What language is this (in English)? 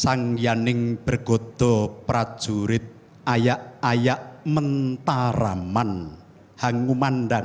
Indonesian